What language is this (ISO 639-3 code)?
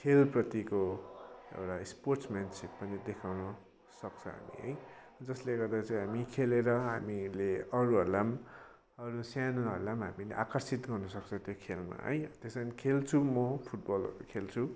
nep